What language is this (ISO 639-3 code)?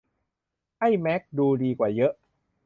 tha